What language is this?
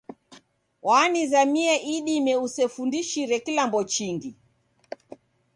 Taita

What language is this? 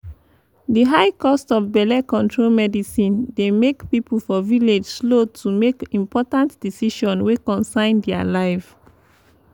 Nigerian Pidgin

